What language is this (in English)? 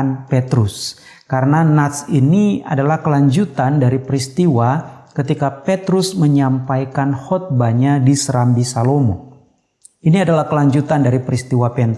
Indonesian